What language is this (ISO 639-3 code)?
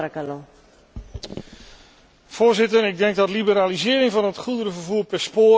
nld